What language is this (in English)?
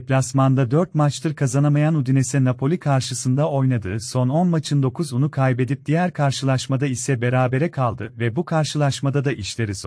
Turkish